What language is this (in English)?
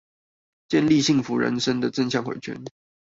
Chinese